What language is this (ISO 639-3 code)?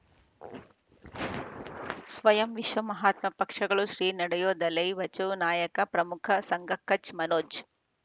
kan